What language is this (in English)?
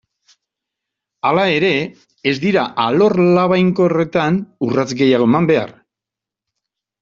Basque